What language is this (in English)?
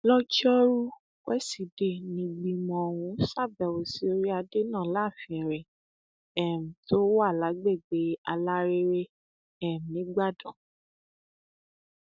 Yoruba